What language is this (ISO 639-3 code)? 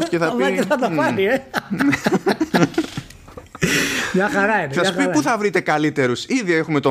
ell